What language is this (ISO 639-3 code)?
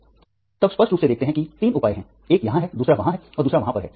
hin